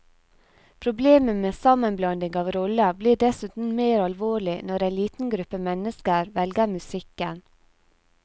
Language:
Norwegian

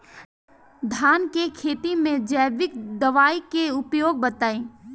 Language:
Bhojpuri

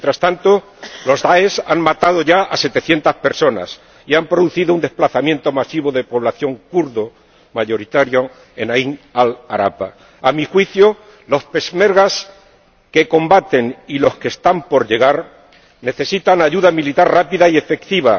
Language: Spanish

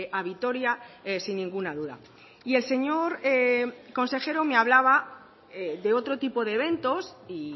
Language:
Spanish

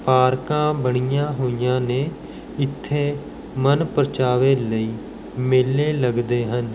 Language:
Punjabi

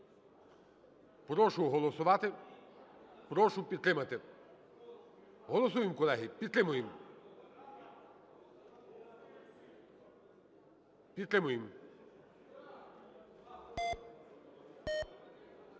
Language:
Ukrainian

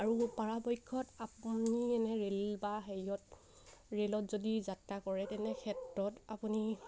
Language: Assamese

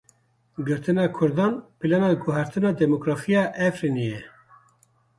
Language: Kurdish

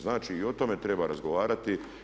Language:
Croatian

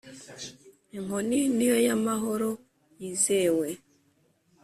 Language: Kinyarwanda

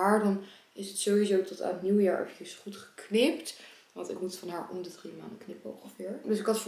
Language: Dutch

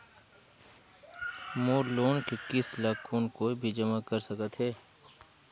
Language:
Chhattisgarhi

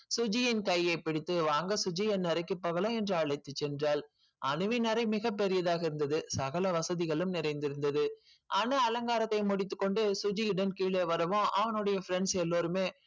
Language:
Tamil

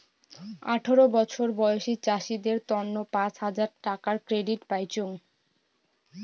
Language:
Bangla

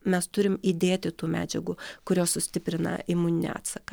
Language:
Lithuanian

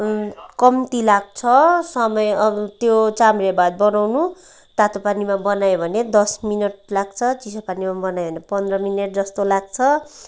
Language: Nepali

